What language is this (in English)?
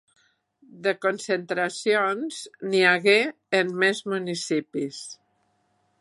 Catalan